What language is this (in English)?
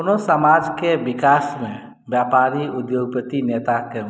Maithili